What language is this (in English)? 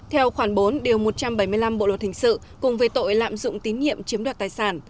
Vietnamese